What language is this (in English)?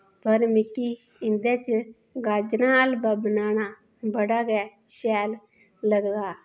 Dogri